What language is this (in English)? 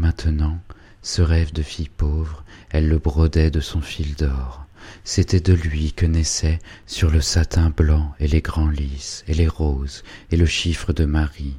French